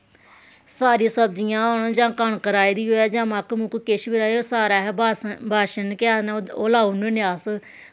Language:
Dogri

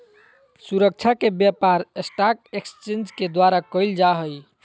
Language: Magahi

